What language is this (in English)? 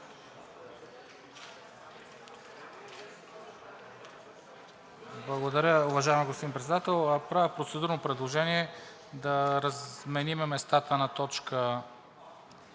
Bulgarian